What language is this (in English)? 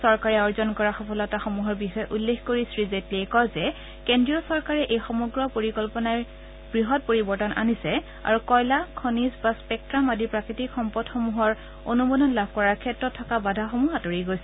Assamese